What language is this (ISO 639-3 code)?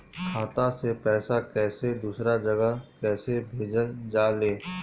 bho